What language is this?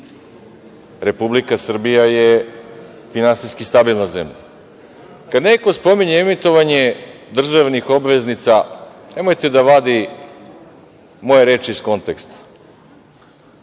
Serbian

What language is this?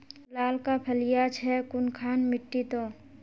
Magahi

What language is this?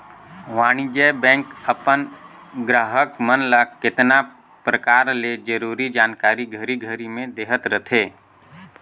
Chhattisgarhi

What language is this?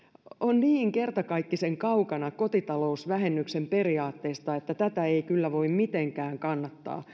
Finnish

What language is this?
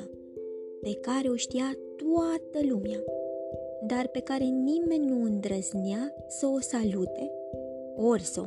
Romanian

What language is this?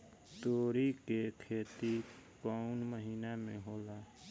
Bhojpuri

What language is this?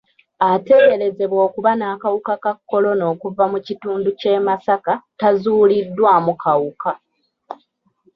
Ganda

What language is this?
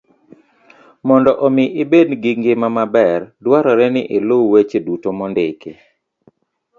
Luo (Kenya and Tanzania)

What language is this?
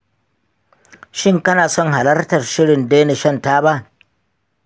Hausa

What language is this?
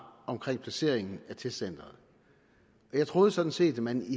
Danish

